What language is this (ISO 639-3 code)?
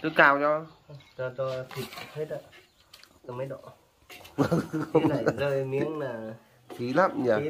vie